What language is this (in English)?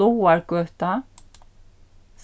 Faroese